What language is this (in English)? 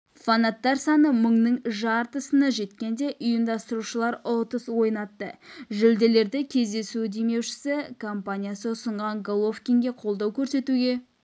Kazakh